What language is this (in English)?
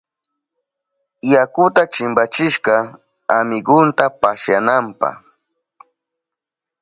Southern Pastaza Quechua